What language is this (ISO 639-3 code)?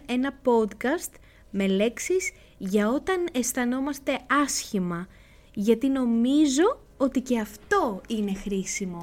ell